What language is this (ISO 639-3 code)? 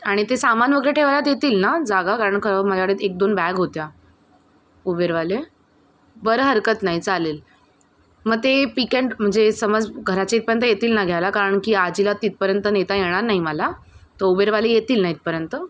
mar